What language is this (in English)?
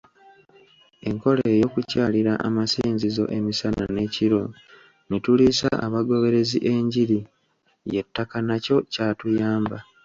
Ganda